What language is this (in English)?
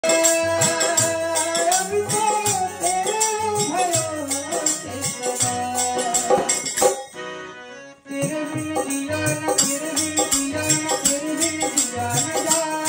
Arabic